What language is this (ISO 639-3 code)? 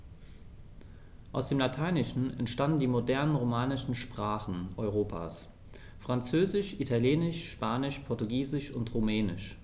deu